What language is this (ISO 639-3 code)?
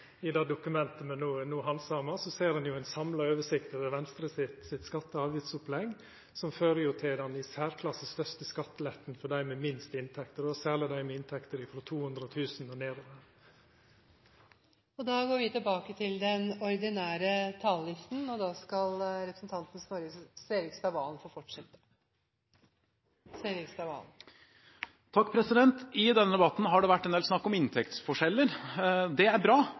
nor